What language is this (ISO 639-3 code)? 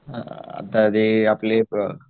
mar